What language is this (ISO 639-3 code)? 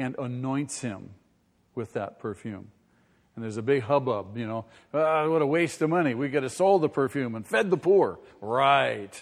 eng